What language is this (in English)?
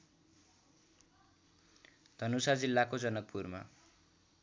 Nepali